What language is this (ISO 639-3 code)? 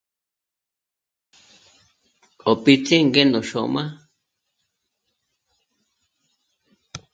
mmc